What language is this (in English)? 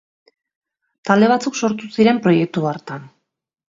Basque